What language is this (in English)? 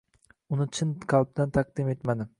Uzbek